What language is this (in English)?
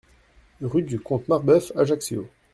French